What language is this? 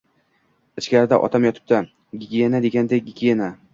Uzbek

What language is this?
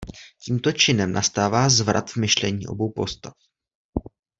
Czech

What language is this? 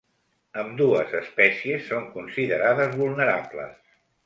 Catalan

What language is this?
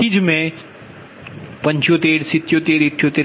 Gujarati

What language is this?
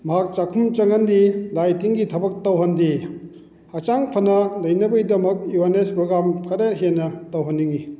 Manipuri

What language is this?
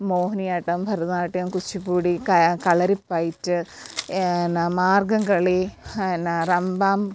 Malayalam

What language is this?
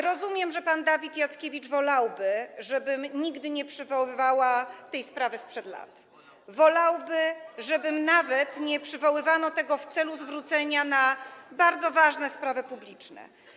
Polish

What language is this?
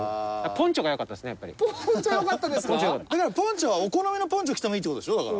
Japanese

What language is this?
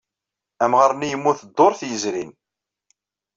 Kabyle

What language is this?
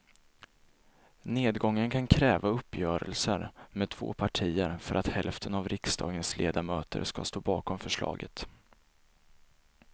Swedish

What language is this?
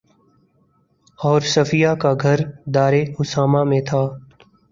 Urdu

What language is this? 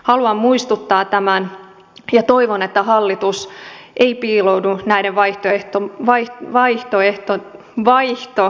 Finnish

